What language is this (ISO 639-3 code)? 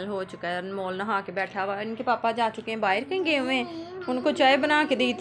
tha